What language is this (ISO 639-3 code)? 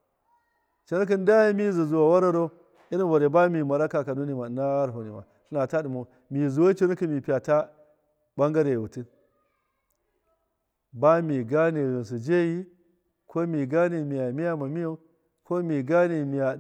mkf